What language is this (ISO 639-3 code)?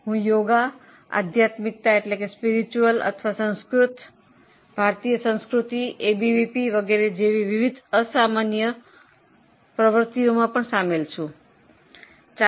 guj